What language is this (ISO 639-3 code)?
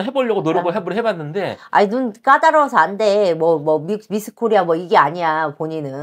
kor